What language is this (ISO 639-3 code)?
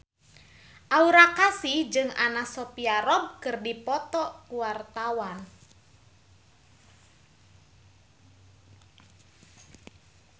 sun